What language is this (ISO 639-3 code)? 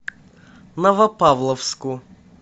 rus